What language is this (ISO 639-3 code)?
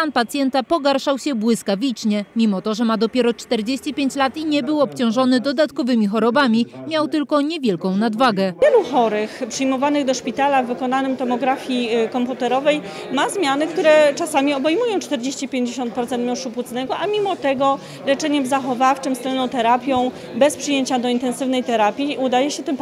pol